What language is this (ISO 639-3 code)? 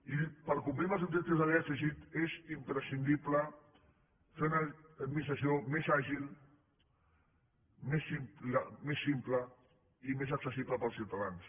cat